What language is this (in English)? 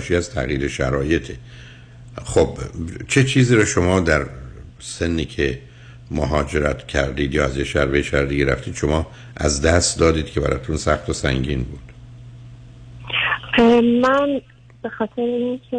Persian